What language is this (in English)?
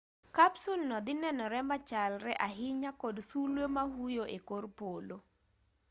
Luo (Kenya and Tanzania)